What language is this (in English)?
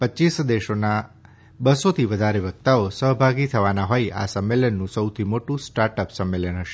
Gujarati